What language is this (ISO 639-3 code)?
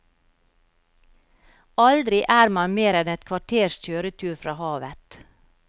nor